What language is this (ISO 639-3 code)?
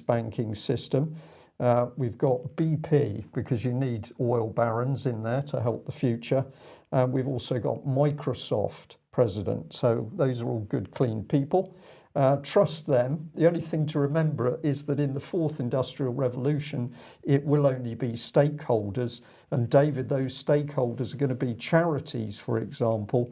eng